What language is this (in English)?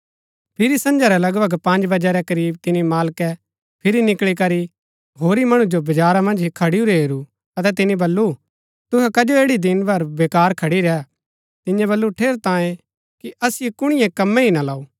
Gaddi